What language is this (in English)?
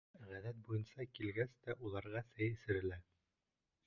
Bashkir